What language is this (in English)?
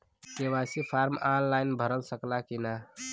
Bhojpuri